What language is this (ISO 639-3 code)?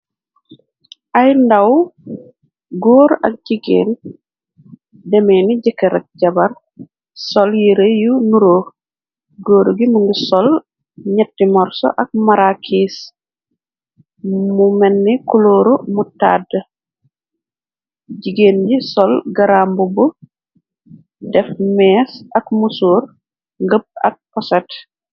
wol